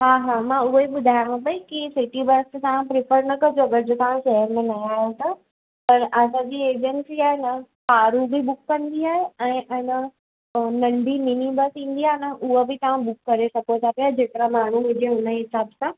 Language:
Sindhi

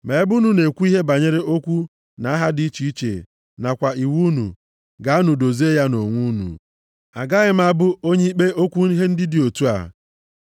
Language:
Igbo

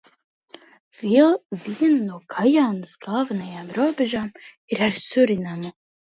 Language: Latvian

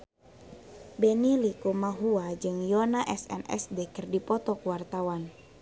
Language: Sundanese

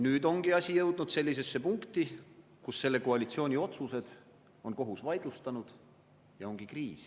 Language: Estonian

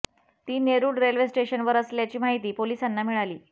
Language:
Marathi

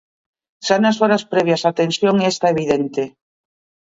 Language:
Galician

